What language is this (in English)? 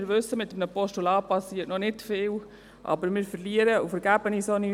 Swiss German